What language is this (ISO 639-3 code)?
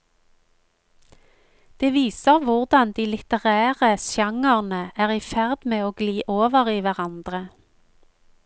nor